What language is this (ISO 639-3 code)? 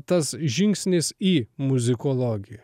lit